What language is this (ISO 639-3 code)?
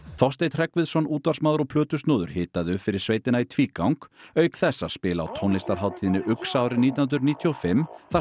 isl